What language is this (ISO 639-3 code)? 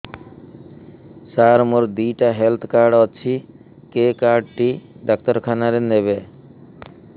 ori